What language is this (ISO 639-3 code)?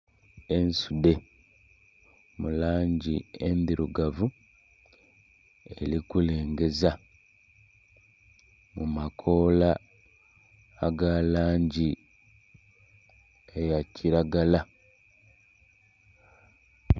xog